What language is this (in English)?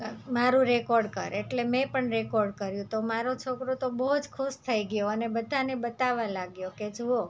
Gujarati